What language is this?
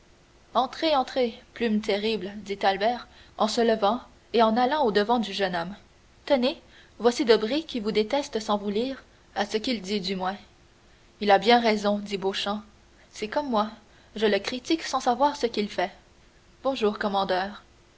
French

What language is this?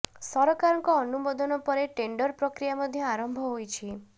Odia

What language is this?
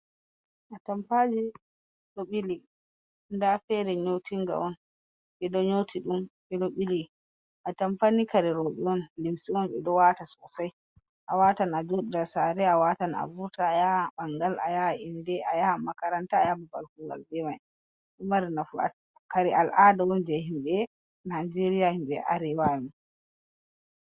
Fula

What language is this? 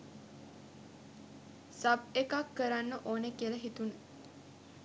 Sinhala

